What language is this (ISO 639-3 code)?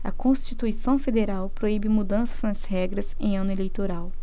por